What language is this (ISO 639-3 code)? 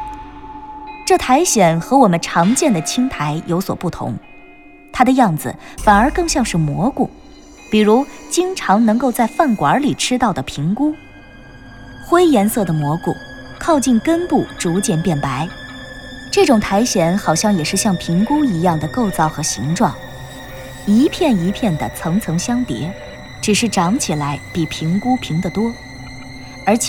zho